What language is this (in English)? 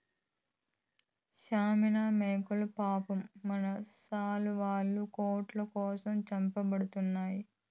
Telugu